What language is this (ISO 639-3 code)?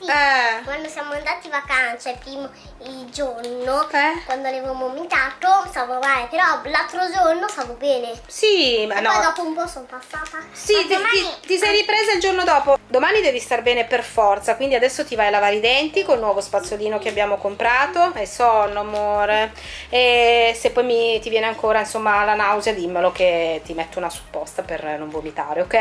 ita